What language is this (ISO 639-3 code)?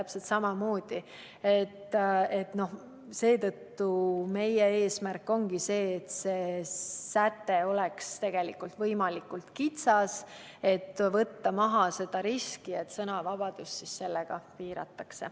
est